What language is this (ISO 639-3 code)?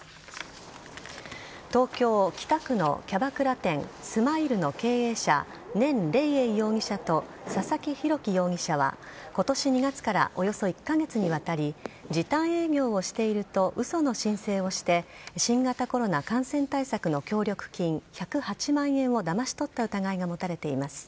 jpn